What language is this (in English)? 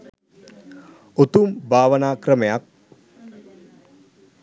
Sinhala